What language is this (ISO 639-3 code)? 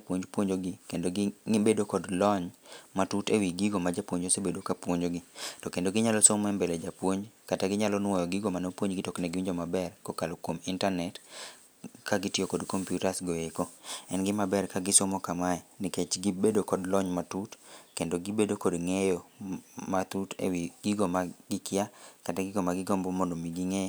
luo